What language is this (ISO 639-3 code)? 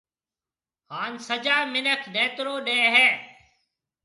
mve